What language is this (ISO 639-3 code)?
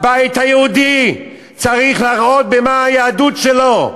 heb